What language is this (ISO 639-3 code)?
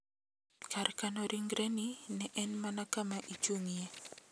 luo